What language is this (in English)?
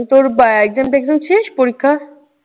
Bangla